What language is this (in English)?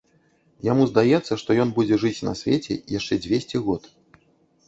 Belarusian